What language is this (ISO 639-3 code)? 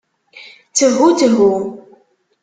kab